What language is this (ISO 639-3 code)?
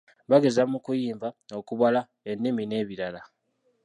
lug